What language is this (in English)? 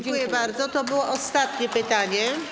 Polish